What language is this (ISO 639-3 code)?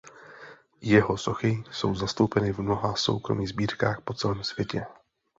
ces